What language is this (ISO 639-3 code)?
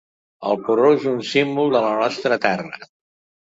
cat